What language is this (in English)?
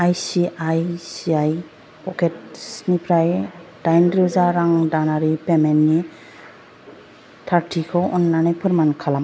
Bodo